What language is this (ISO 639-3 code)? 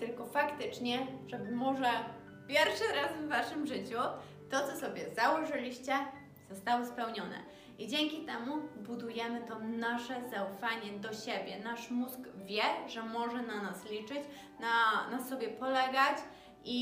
pol